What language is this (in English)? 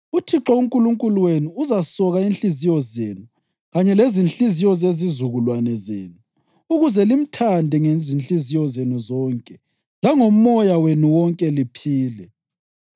North Ndebele